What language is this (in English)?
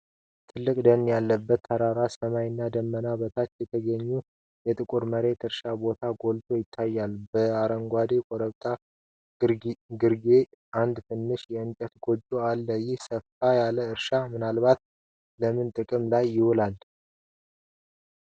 Amharic